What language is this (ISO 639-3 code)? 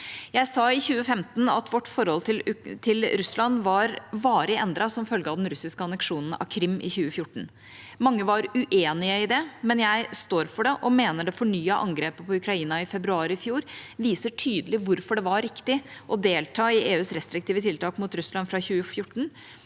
nor